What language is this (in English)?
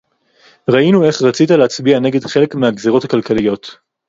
Hebrew